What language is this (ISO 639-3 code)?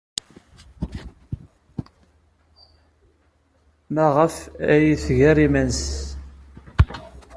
kab